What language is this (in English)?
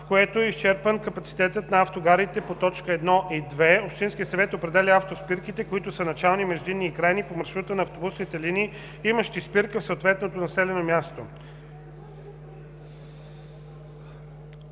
Bulgarian